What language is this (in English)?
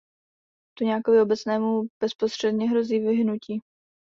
Czech